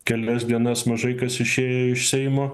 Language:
Lithuanian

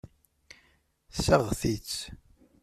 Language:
Kabyle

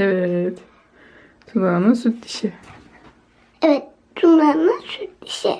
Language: Turkish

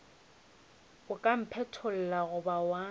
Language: Northern Sotho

